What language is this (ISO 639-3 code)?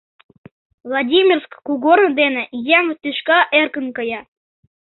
chm